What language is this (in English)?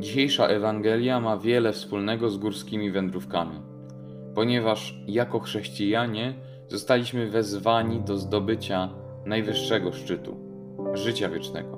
Polish